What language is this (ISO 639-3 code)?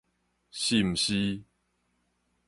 nan